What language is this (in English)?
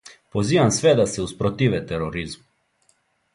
Serbian